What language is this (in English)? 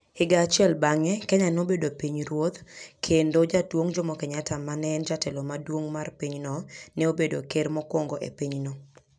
Luo (Kenya and Tanzania)